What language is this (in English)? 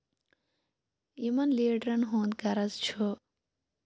Kashmiri